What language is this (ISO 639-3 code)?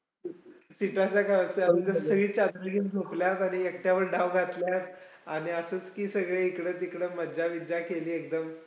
mar